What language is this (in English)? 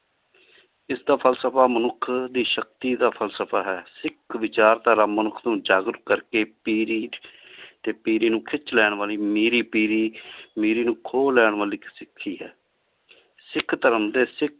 Punjabi